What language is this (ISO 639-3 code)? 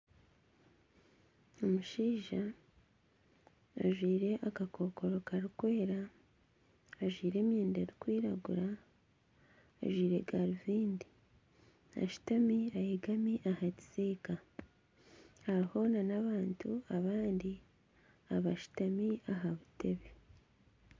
nyn